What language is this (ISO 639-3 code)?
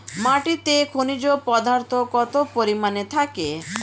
ben